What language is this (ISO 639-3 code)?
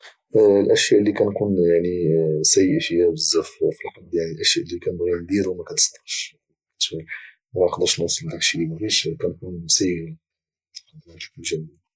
ary